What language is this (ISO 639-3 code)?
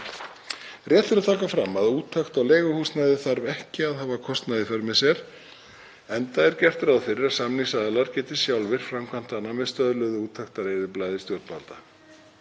isl